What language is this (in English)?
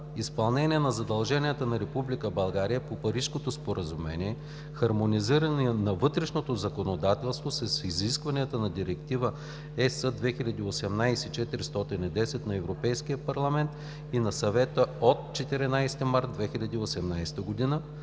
Bulgarian